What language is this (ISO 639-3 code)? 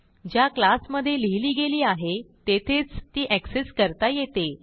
mar